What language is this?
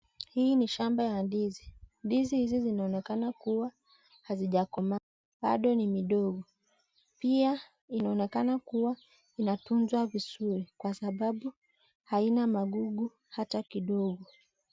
Swahili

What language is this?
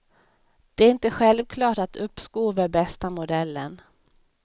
Swedish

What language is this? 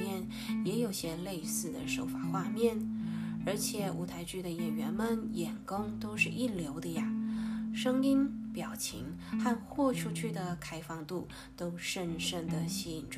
Chinese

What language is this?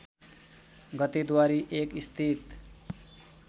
Nepali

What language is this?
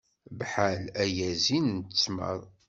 Kabyle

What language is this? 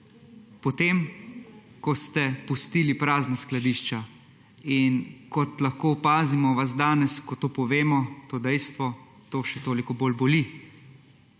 Slovenian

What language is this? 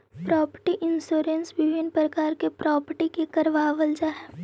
Magahi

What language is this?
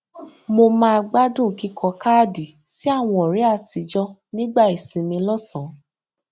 Yoruba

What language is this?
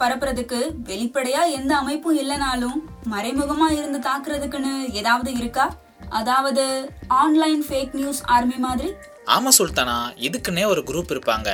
Tamil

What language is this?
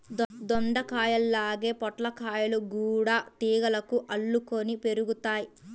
Telugu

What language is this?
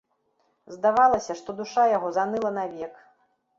Belarusian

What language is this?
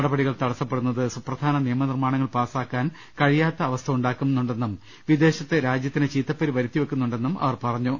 Malayalam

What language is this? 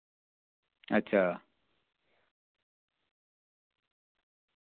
Dogri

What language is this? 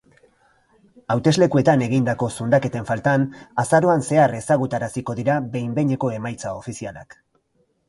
Basque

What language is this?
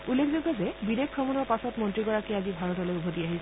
Assamese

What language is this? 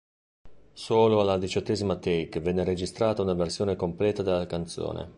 Italian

